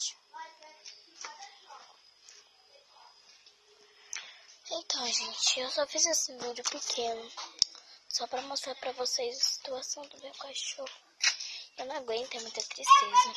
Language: Portuguese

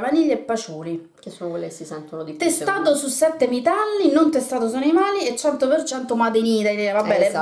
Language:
Italian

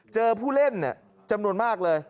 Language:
Thai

